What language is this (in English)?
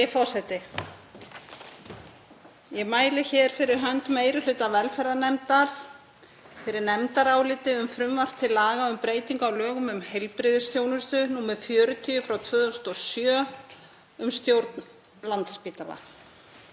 Icelandic